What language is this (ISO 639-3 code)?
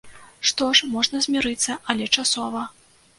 bel